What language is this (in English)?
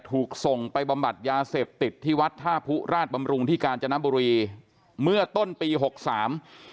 Thai